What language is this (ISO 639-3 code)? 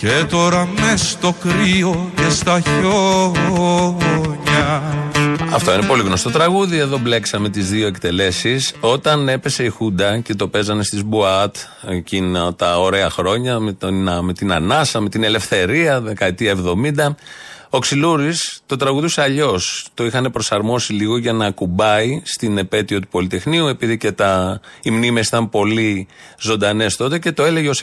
ell